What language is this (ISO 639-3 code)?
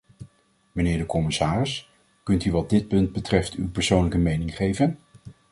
nld